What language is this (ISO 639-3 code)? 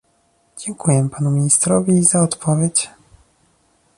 pol